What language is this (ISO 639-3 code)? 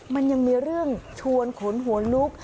tha